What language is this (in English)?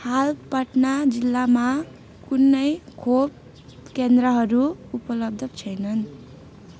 Nepali